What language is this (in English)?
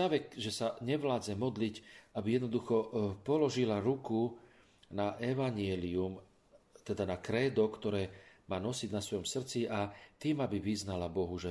Slovak